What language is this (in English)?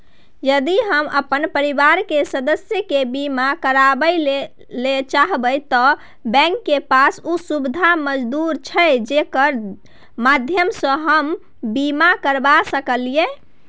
Maithili